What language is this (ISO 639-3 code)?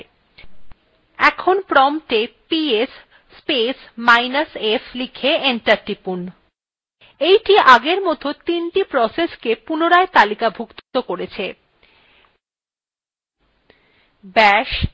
ben